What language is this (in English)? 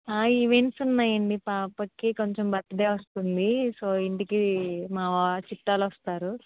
Telugu